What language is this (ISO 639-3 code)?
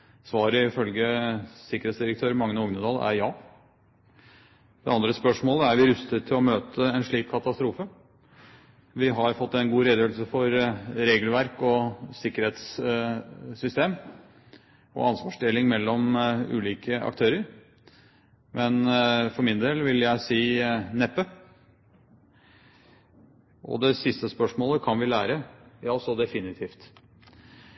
nob